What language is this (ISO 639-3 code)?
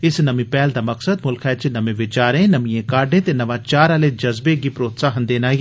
doi